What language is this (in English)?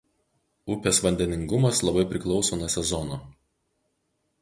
Lithuanian